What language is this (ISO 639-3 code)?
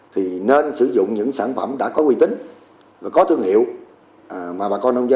vie